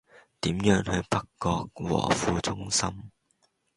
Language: Cantonese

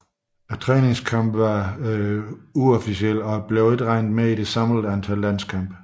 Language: Danish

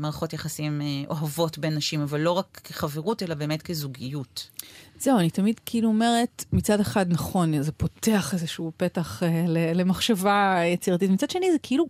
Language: Hebrew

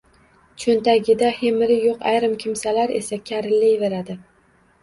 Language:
Uzbek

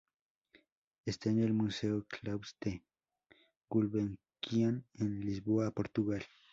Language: Spanish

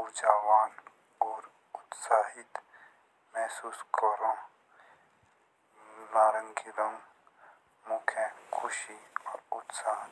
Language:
Jaunsari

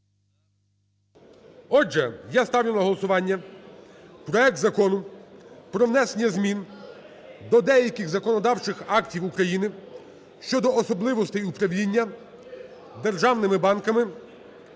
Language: Ukrainian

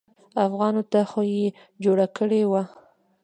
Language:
Pashto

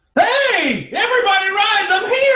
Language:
English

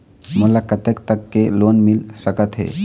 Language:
Chhattisgarhi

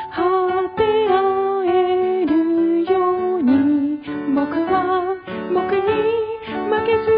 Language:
Japanese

